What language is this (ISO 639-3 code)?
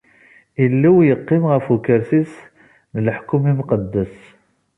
kab